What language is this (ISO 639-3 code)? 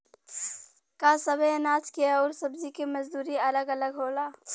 bho